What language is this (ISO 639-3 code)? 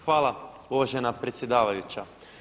hrv